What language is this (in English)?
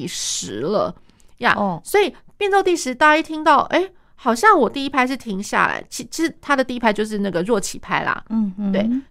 Chinese